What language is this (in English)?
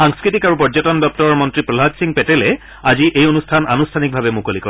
Assamese